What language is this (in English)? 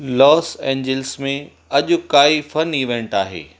Sindhi